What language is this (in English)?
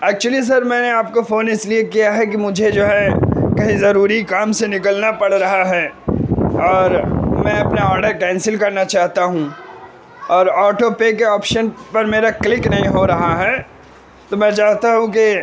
Urdu